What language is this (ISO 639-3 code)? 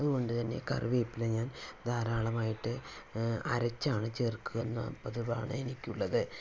mal